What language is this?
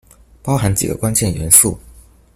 Chinese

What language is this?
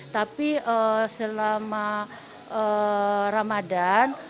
Indonesian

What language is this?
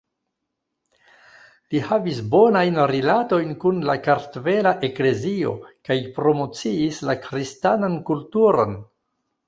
Esperanto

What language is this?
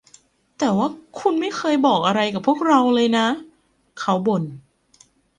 Thai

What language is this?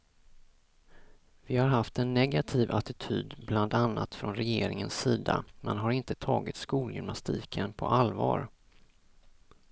Swedish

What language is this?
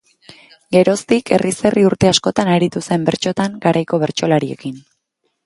Basque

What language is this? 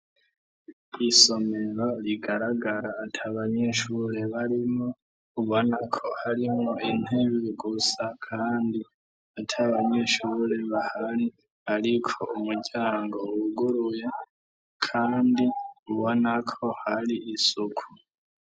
Rundi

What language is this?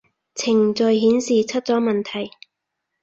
Cantonese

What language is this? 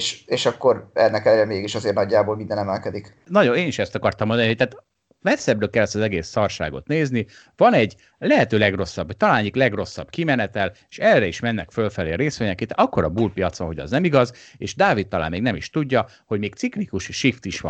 Hungarian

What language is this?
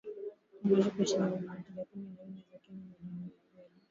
Swahili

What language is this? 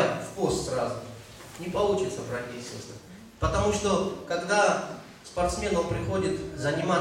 Russian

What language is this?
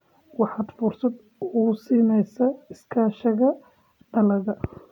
Somali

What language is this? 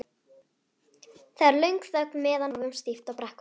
Icelandic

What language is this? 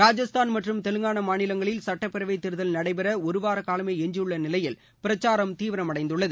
Tamil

